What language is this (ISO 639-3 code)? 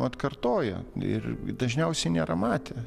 lit